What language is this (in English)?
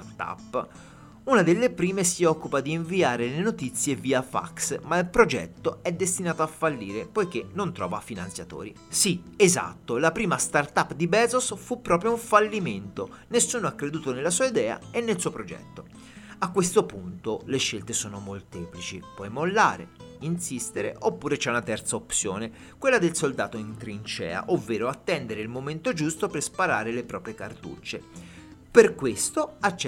Italian